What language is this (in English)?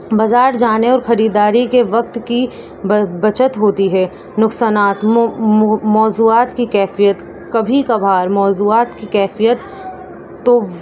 Urdu